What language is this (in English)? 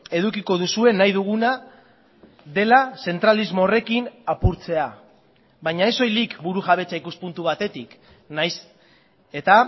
Basque